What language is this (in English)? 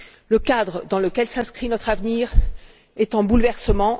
French